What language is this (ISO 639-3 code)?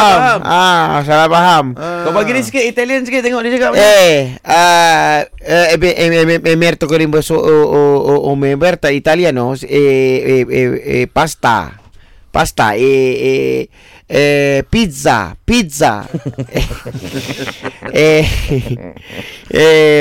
msa